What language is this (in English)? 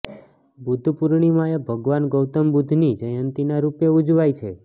Gujarati